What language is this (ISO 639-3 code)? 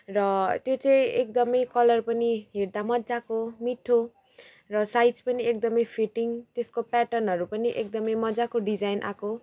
nep